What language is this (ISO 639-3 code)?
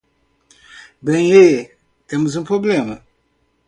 por